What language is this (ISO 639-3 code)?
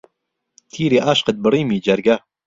ckb